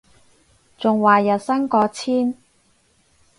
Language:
Cantonese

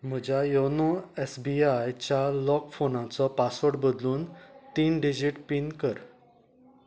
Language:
Konkani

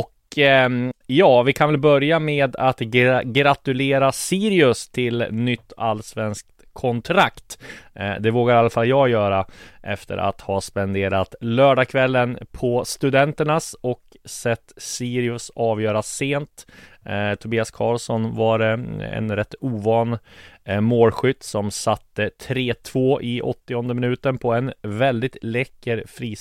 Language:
Swedish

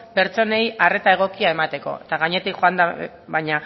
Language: Basque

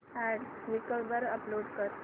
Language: Marathi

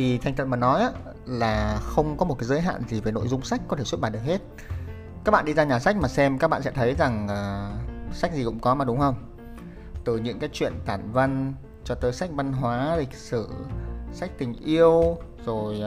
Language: Vietnamese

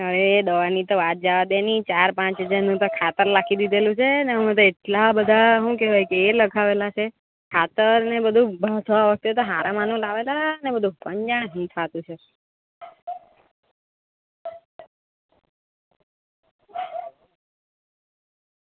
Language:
Gujarati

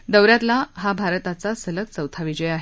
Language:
Marathi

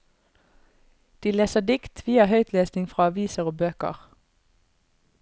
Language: Norwegian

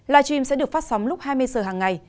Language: Vietnamese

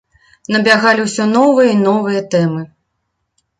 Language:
Belarusian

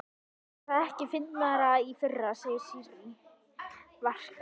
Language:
Icelandic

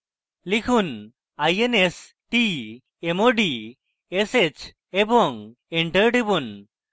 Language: Bangla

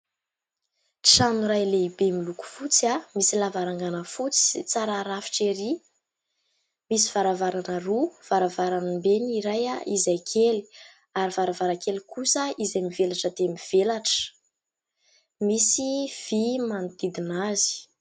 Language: Malagasy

